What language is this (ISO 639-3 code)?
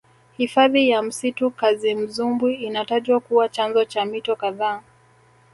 swa